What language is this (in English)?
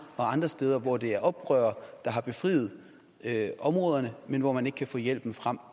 Danish